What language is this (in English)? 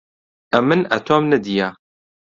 Central Kurdish